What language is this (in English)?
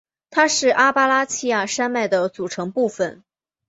Chinese